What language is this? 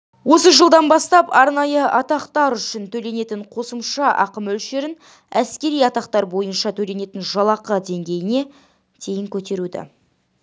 Kazakh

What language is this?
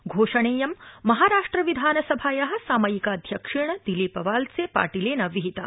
Sanskrit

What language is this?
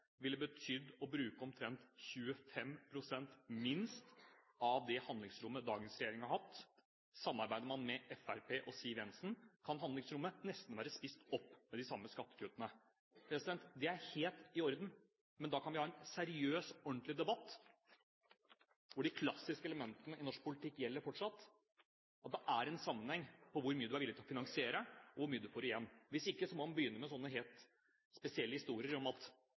Norwegian Bokmål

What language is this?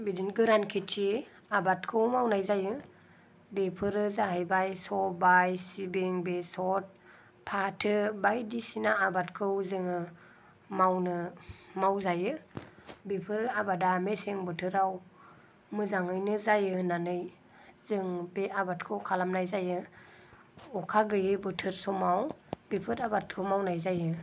Bodo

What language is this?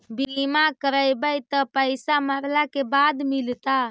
Magahi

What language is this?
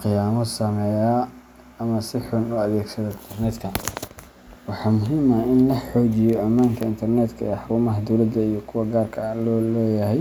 Somali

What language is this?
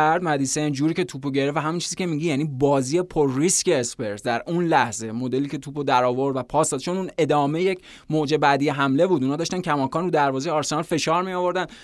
Persian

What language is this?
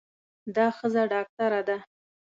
Pashto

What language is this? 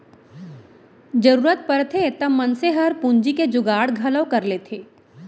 Chhattisgarhi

